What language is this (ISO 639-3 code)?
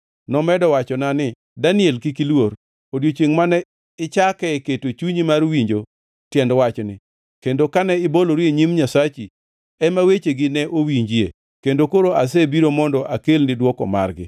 luo